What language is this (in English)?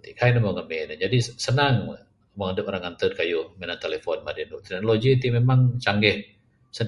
Bukar-Sadung Bidayuh